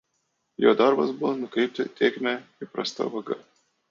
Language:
Lithuanian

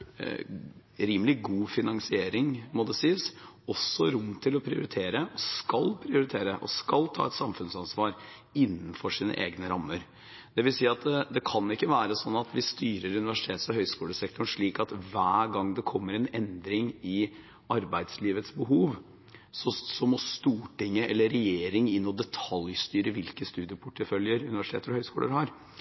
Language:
Norwegian Bokmål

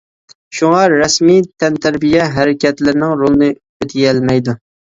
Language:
Uyghur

